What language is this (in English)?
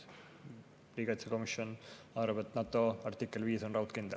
Estonian